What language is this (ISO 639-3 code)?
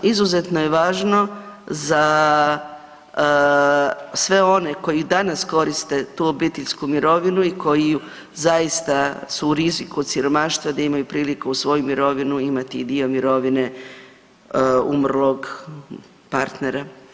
hrv